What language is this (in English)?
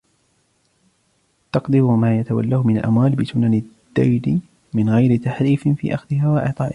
Arabic